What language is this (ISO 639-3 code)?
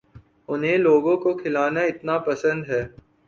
urd